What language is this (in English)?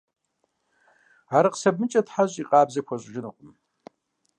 Kabardian